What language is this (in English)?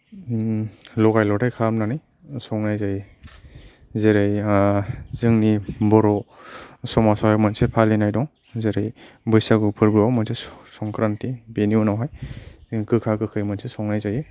Bodo